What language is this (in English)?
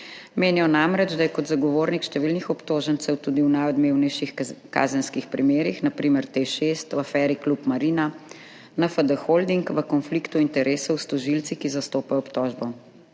Slovenian